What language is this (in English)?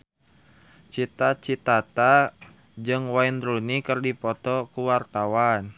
Sundanese